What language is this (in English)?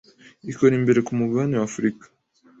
Kinyarwanda